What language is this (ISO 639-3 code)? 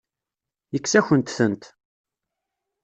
kab